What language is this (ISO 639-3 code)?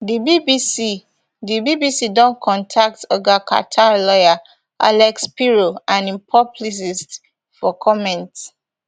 pcm